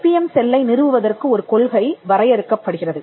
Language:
Tamil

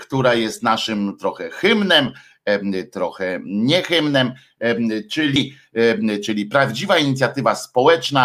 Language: Polish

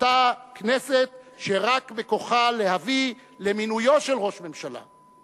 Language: Hebrew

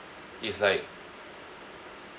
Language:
English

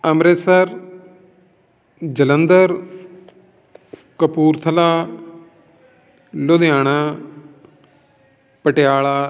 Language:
Punjabi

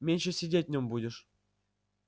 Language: Russian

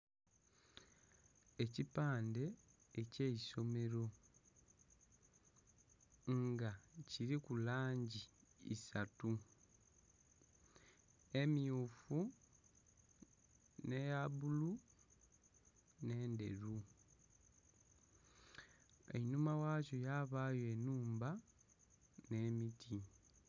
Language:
Soga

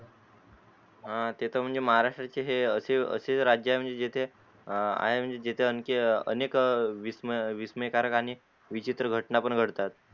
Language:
Marathi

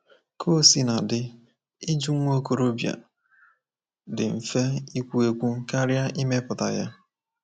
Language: Igbo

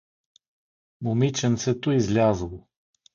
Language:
Bulgarian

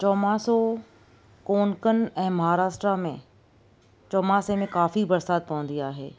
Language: Sindhi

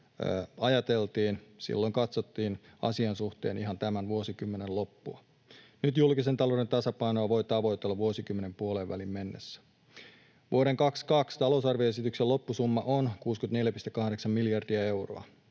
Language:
Finnish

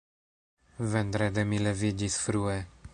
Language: Esperanto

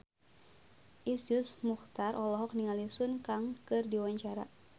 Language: Sundanese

